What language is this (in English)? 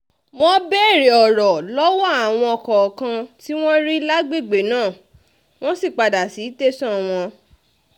Yoruba